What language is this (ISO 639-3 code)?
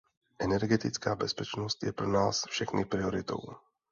ces